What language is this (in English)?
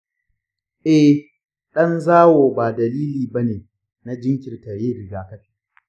Hausa